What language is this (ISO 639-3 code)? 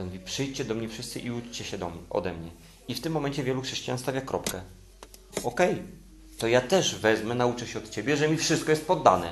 pol